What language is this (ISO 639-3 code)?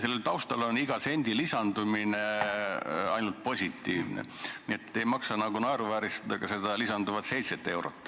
est